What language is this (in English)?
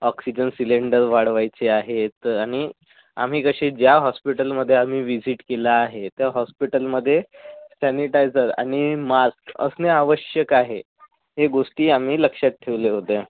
Marathi